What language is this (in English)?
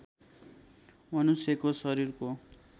Nepali